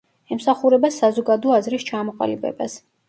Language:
Georgian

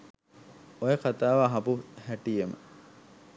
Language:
Sinhala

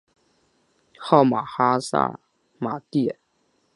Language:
Chinese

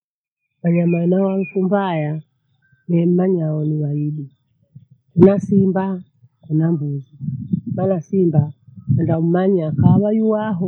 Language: Bondei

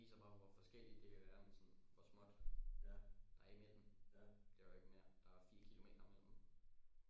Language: Danish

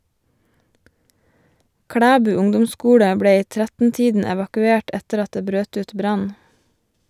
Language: Norwegian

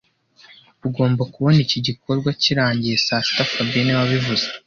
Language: Kinyarwanda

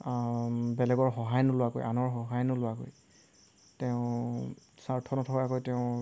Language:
Assamese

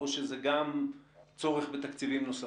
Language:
Hebrew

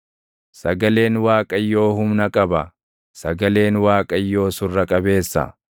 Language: Oromo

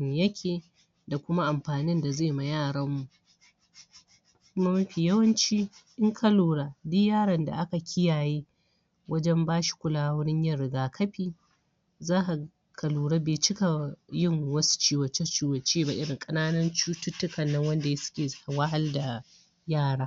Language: Hausa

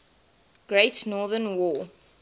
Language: English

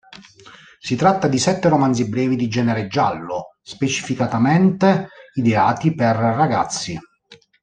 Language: Italian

